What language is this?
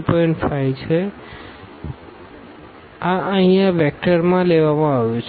Gujarati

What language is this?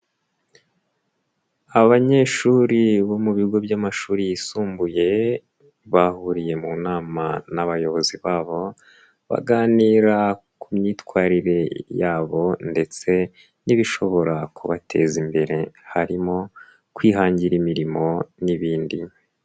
Kinyarwanda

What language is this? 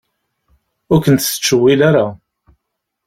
Kabyle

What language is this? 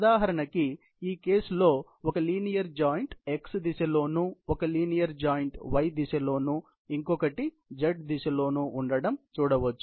Telugu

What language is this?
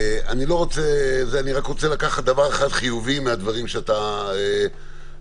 Hebrew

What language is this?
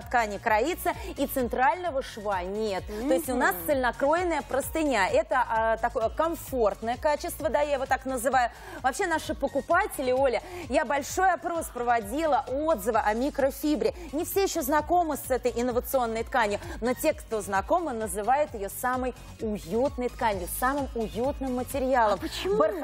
Russian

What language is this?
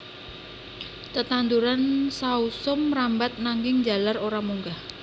Javanese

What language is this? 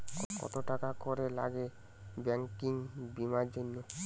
Bangla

